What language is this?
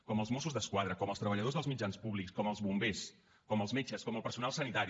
Catalan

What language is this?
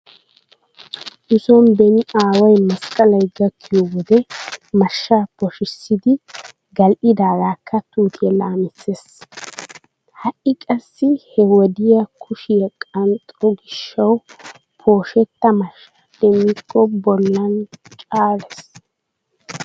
Wolaytta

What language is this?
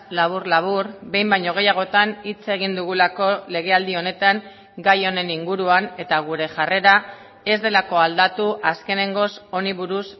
Basque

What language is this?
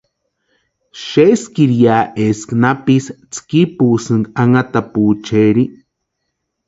Western Highland Purepecha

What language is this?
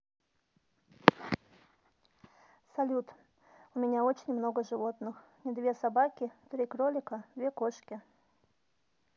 Russian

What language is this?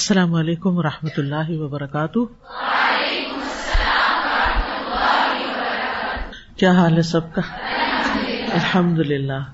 Urdu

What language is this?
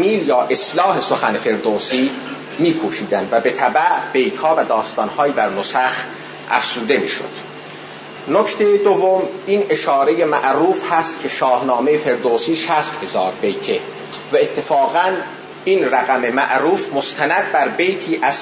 Persian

